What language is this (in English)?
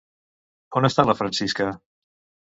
Catalan